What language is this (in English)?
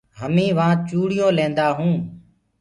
Gurgula